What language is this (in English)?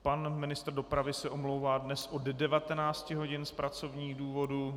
Czech